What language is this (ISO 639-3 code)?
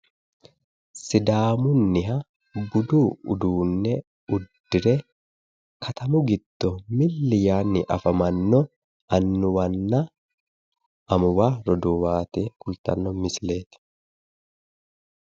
sid